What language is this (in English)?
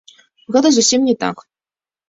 Belarusian